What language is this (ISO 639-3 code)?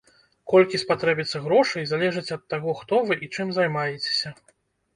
bel